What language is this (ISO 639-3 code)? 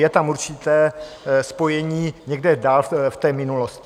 ces